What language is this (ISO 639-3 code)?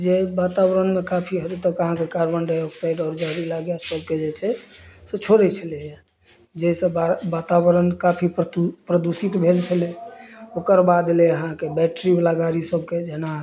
mai